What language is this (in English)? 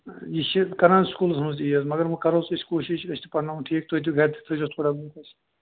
Kashmiri